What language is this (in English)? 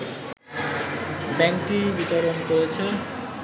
Bangla